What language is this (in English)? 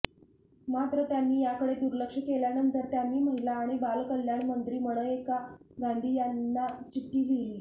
Marathi